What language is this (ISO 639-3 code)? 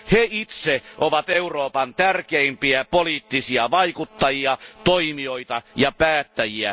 fin